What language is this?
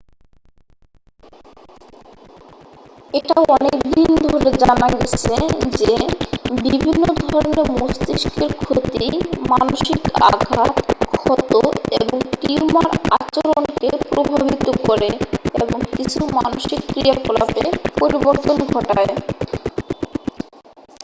Bangla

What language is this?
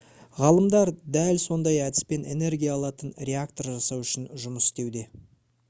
Kazakh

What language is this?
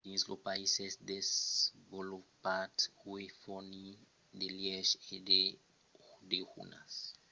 Occitan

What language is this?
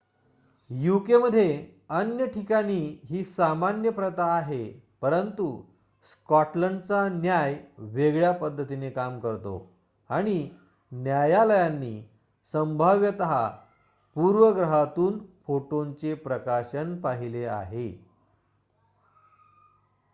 Marathi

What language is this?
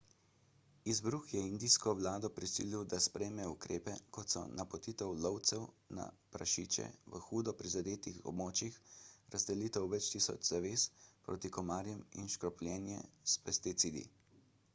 Slovenian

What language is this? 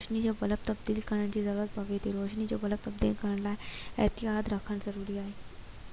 Sindhi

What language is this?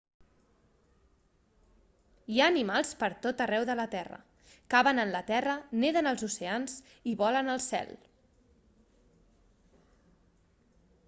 Catalan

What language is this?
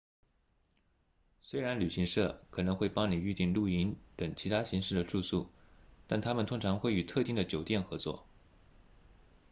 Chinese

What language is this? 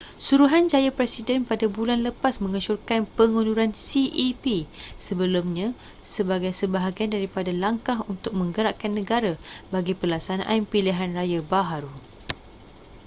Malay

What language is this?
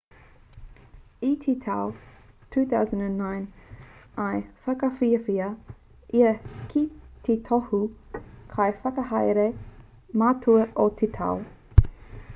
Māori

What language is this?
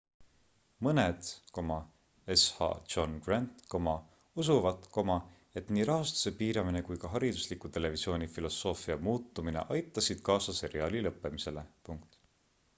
Estonian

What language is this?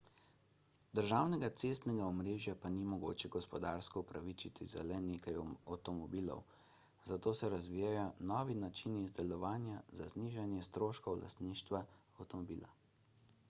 Slovenian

